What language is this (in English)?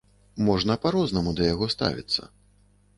Belarusian